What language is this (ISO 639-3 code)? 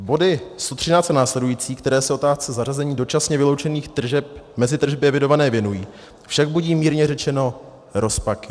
ces